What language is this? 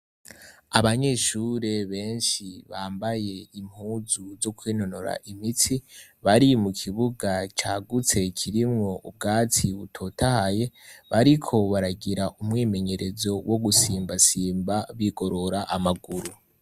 Rundi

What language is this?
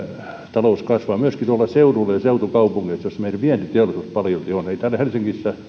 Finnish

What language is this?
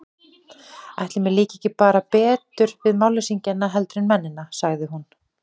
Icelandic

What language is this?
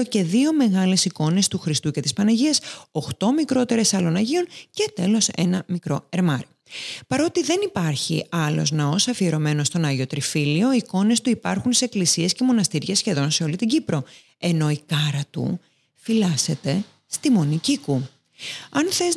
Greek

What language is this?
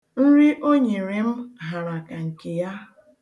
Igbo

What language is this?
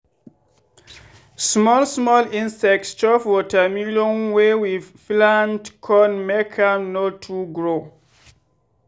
Nigerian Pidgin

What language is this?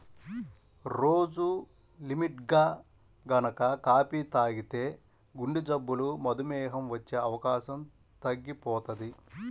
Telugu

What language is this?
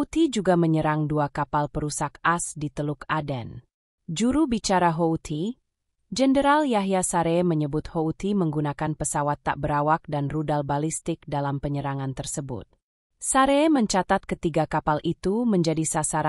Indonesian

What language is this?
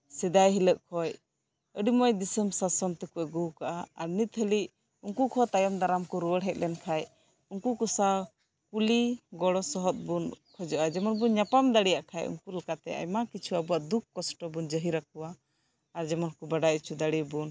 Santali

